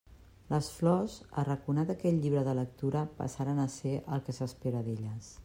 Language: Catalan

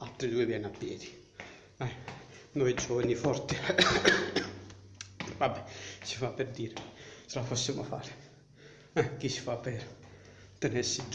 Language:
Italian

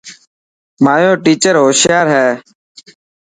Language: Dhatki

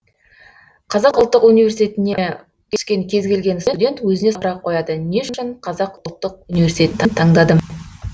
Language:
Kazakh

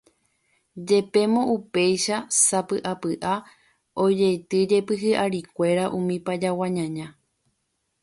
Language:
Guarani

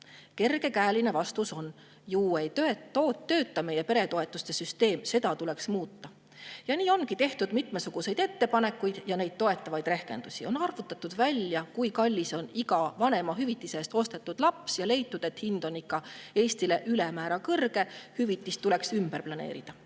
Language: Estonian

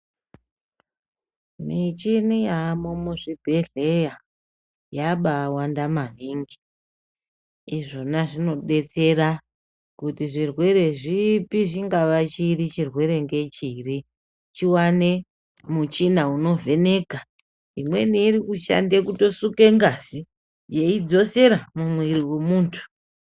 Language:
Ndau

